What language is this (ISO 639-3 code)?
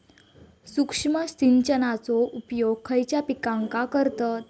mar